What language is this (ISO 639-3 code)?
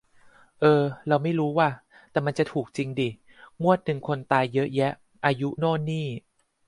tha